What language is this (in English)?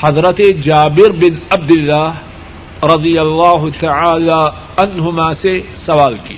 Urdu